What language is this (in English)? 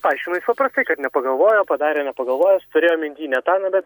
Lithuanian